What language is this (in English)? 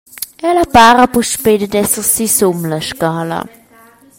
Romansh